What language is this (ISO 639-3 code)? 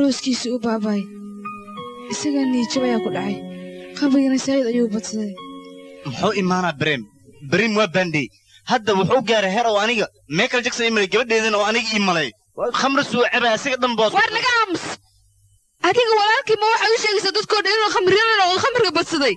ara